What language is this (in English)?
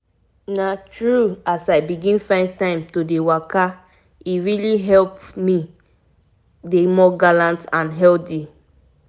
Nigerian Pidgin